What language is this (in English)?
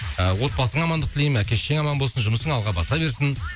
Kazakh